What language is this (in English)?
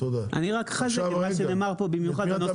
Hebrew